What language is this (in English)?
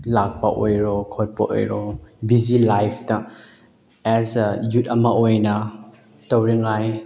Manipuri